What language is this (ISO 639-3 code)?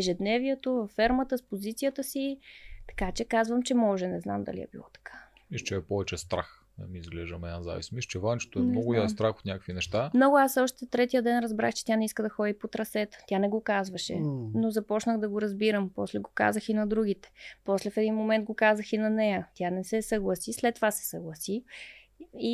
bul